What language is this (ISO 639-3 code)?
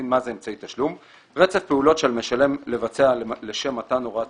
heb